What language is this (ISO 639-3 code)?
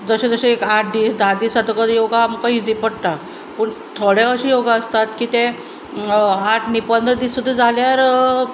kok